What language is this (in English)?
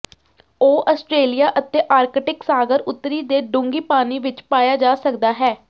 Punjabi